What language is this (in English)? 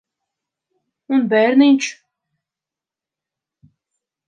Latvian